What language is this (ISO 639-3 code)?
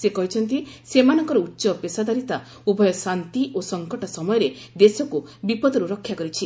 ori